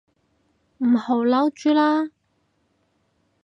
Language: Cantonese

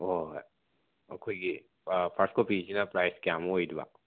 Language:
Manipuri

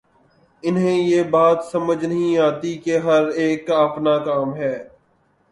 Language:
Urdu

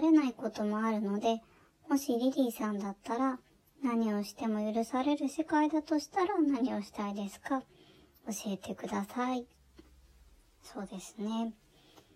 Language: Japanese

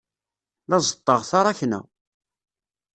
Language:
Kabyle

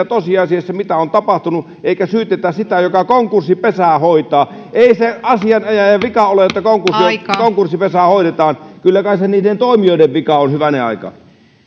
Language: Finnish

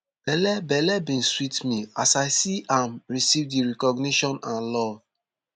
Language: Nigerian Pidgin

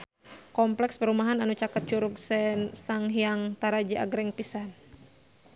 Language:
Sundanese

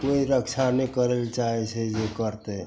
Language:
Maithili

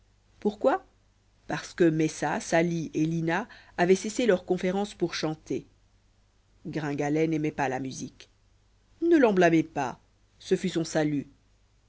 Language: French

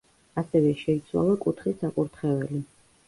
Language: Georgian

